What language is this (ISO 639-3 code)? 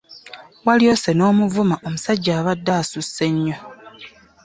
lug